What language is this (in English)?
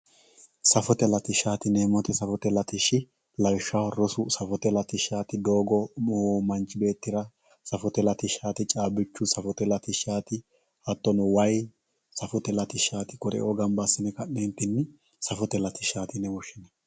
Sidamo